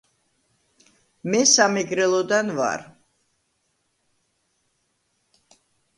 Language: Georgian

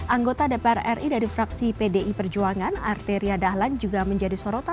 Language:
Indonesian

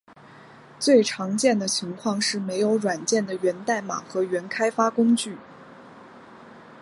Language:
Chinese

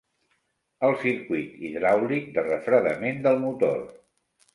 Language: Catalan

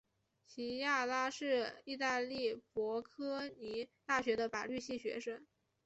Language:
Chinese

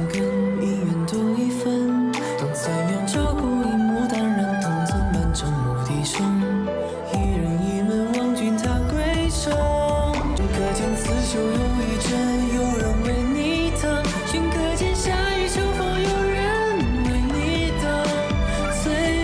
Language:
Chinese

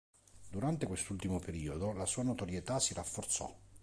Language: Italian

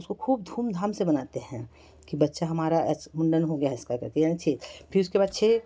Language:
Hindi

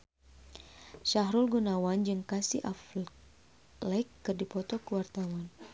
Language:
Sundanese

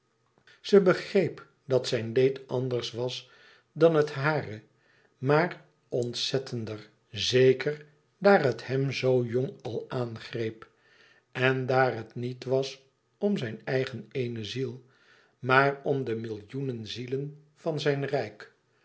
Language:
Dutch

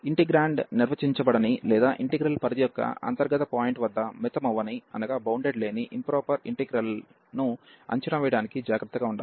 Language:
Telugu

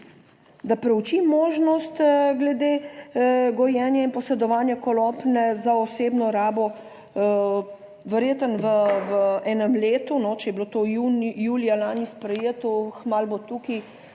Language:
Slovenian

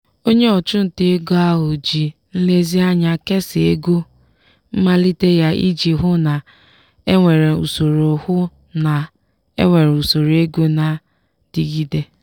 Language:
Igbo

